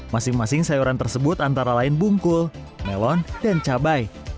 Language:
Indonesian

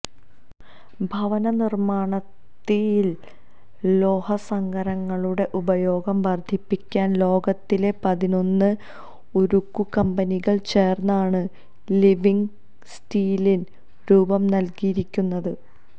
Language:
Malayalam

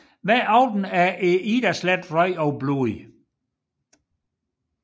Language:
Danish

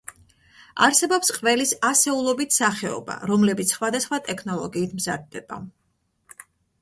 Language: Georgian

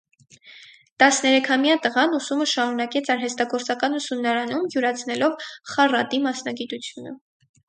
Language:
Armenian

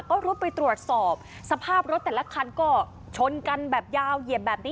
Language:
Thai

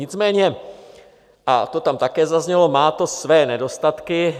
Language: Czech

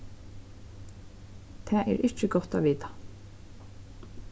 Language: Faroese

